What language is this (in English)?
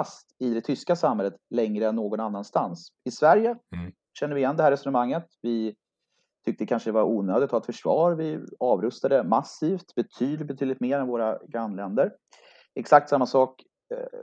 Swedish